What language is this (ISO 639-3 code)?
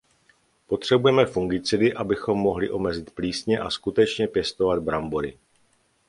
ces